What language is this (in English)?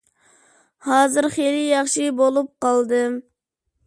Uyghur